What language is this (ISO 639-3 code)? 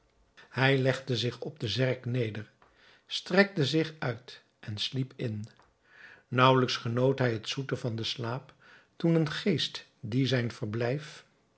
nld